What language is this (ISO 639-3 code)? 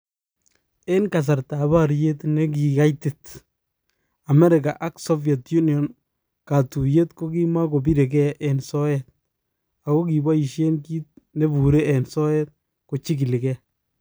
kln